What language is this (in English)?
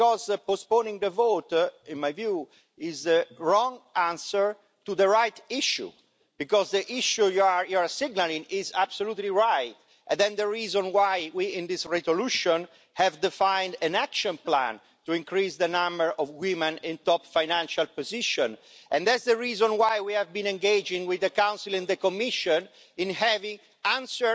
English